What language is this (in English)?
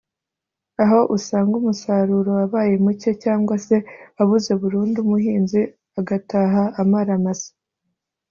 Kinyarwanda